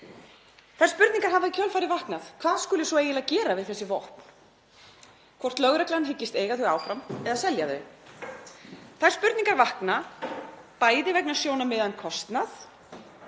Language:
Icelandic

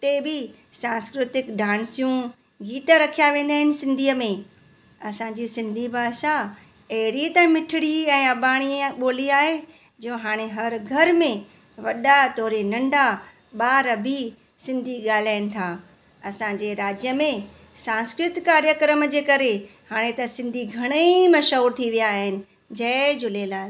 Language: Sindhi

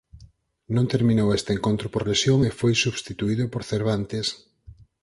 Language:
Galician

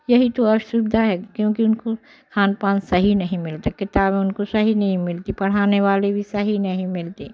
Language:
Hindi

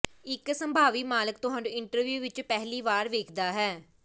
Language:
Punjabi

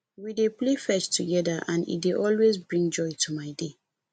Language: Nigerian Pidgin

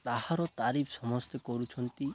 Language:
Odia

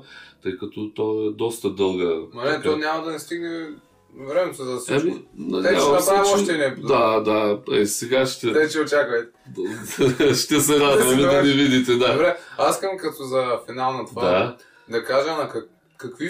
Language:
Bulgarian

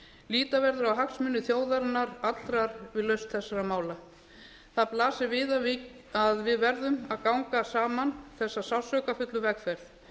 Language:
Icelandic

